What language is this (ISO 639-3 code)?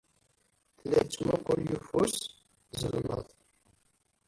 kab